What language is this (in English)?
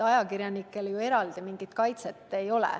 Estonian